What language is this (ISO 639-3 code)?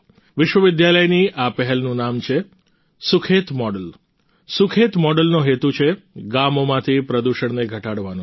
guj